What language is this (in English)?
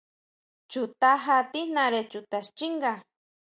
Huautla Mazatec